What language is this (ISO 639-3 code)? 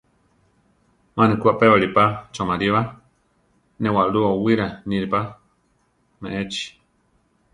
tar